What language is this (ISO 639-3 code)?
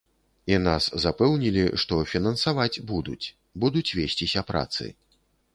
bel